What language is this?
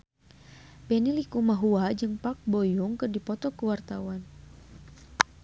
Sundanese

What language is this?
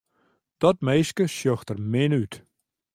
Western Frisian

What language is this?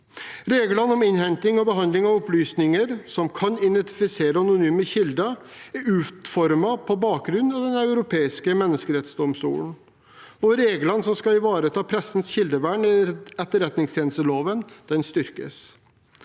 Norwegian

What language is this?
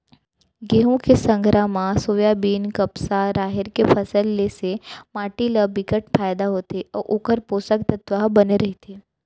Chhattisgarhi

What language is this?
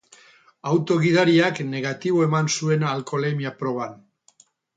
Basque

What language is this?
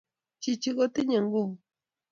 Kalenjin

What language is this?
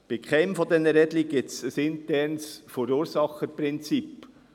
Swiss German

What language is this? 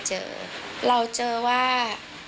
Thai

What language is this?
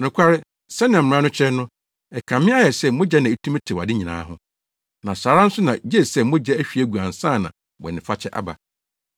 Akan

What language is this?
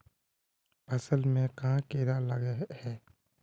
Magahi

